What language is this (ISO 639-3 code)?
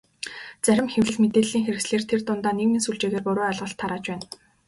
mon